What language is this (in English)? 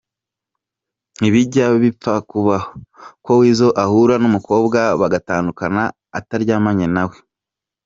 Kinyarwanda